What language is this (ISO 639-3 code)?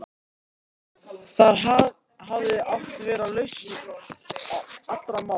isl